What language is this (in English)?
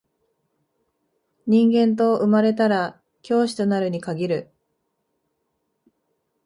Japanese